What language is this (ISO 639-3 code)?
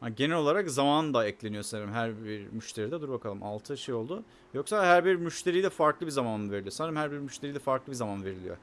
tur